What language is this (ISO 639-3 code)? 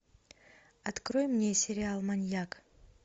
rus